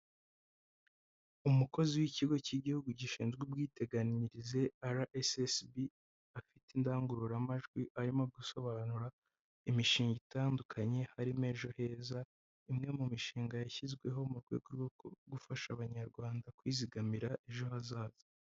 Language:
Kinyarwanda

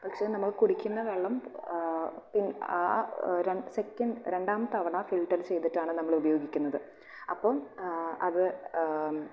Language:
Malayalam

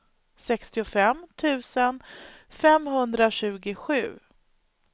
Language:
Swedish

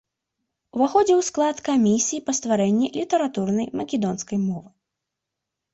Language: Belarusian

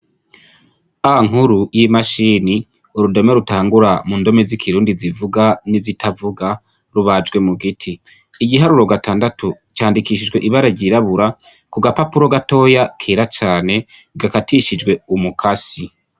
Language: Rundi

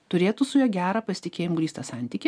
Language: Lithuanian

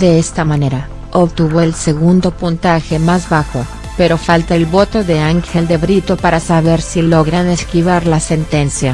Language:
Spanish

